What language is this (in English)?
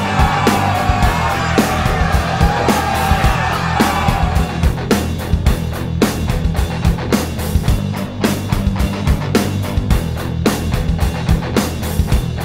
Hindi